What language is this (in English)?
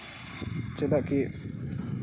Santali